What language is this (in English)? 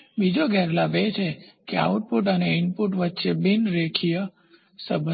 Gujarati